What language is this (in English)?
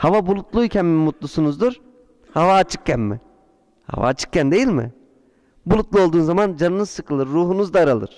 Turkish